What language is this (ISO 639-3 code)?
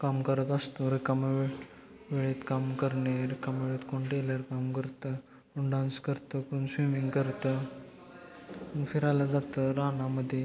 mar